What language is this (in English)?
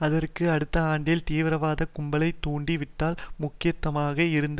Tamil